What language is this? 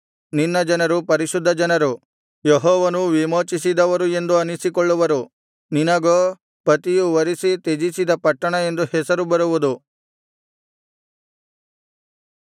Kannada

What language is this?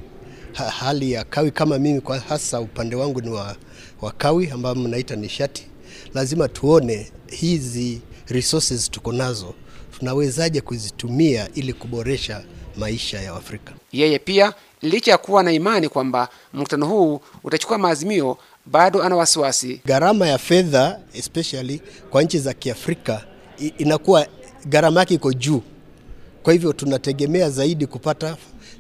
Swahili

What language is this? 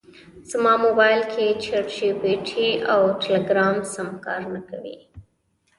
Pashto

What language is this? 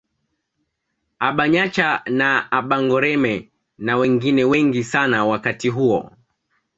Swahili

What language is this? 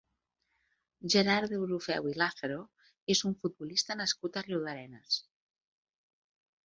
Catalan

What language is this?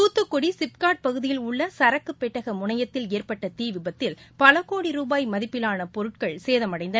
Tamil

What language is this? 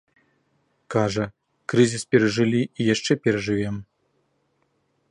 Belarusian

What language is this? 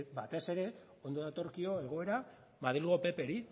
Basque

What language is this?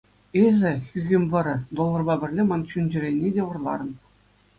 Chuvash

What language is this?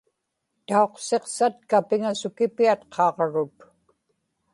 Inupiaq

